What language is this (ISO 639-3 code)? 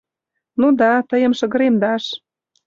chm